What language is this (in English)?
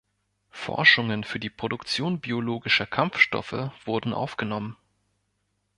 German